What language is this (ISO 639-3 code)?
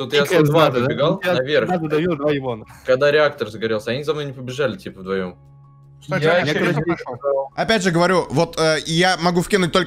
rus